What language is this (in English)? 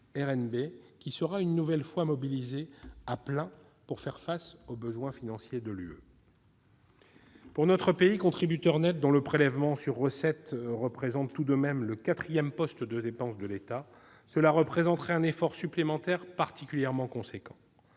French